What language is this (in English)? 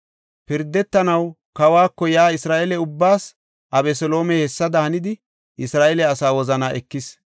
Gofa